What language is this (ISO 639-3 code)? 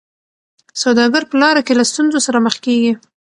pus